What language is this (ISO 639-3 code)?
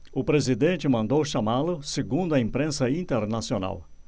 por